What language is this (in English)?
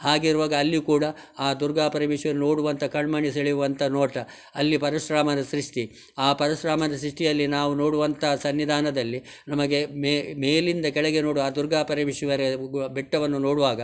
Kannada